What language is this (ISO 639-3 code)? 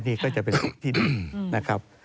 tha